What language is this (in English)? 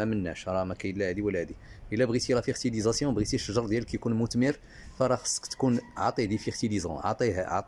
Arabic